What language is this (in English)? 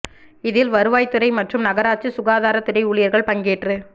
Tamil